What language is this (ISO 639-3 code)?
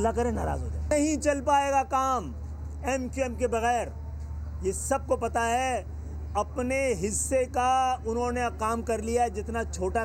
urd